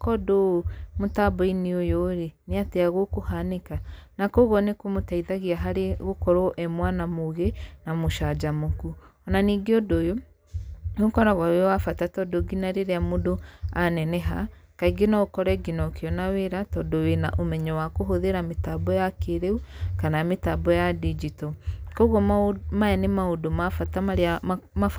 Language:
Kikuyu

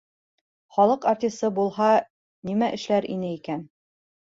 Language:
Bashkir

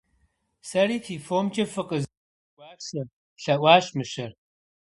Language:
Kabardian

